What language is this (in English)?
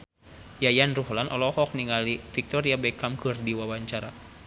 Sundanese